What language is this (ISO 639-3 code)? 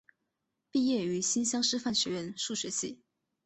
zho